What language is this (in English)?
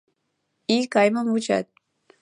Mari